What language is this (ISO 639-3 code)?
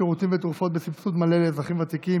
heb